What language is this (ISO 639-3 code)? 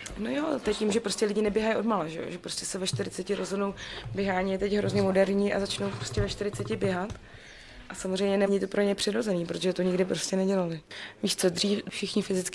ces